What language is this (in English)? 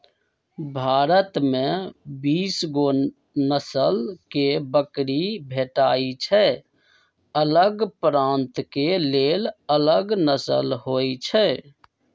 Magahi